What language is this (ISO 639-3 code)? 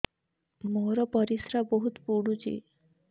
ori